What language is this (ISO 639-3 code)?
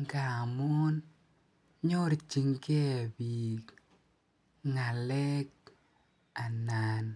kln